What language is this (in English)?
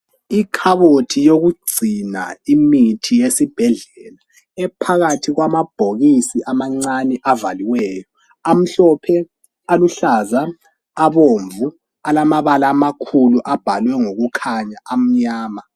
North Ndebele